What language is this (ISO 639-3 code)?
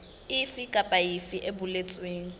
sot